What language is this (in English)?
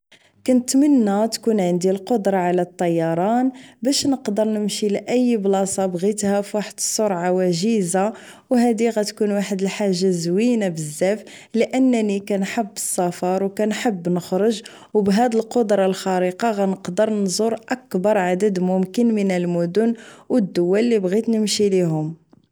Moroccan Arabic